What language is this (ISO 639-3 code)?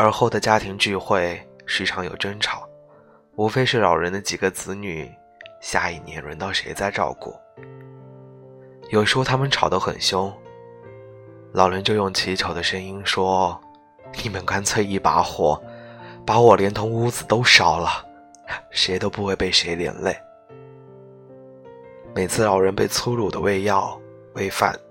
zho